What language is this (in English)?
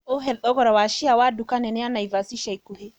Kikuyu